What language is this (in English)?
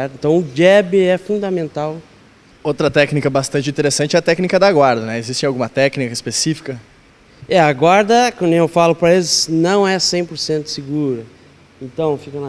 Portuguese